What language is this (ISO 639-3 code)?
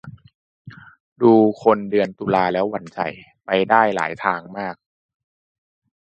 tha